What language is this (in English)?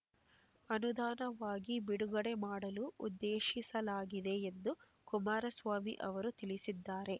Kannada